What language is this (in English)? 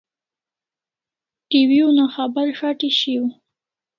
Kalasha